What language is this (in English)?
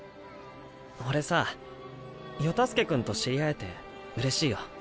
Japanese